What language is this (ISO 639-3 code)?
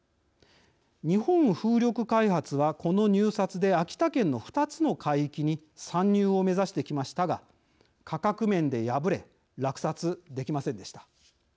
jpn